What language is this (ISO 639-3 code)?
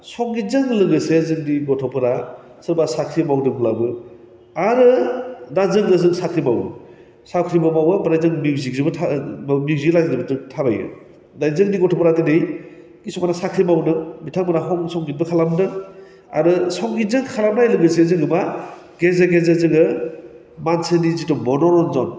brx